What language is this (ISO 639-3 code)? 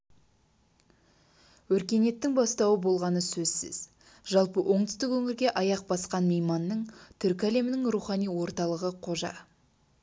kaz